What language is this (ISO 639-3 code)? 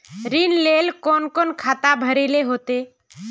mag